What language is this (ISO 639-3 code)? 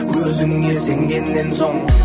kaz